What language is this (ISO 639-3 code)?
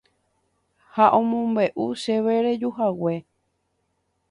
grn